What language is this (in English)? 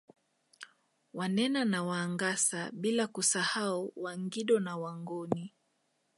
Swahili